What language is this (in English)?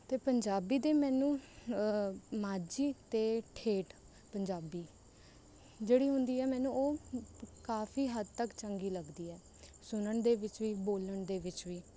Punjabi